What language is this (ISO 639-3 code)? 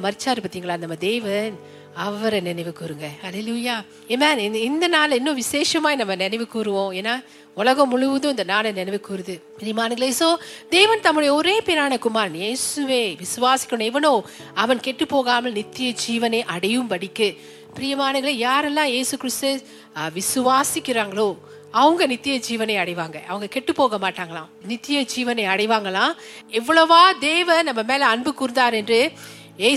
tam